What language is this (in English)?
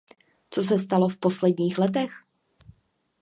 Czech